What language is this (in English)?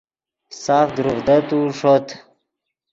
Yidgha